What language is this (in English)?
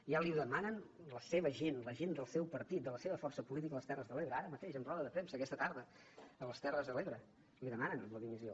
Catalan